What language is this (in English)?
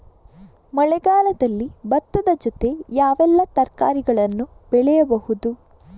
Kannada